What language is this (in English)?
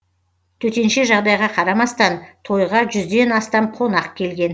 Kazakh